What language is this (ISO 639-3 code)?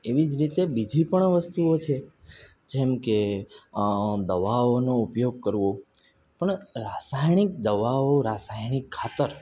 guj